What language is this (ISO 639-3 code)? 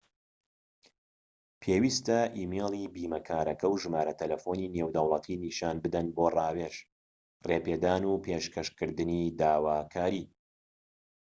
ckb